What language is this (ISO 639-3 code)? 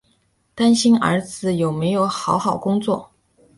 zho